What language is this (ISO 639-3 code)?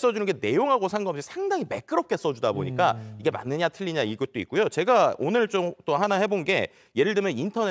kor